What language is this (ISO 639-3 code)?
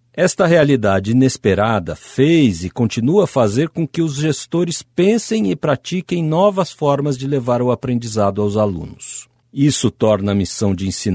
por